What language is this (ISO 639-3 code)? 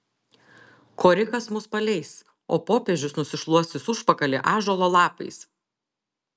lit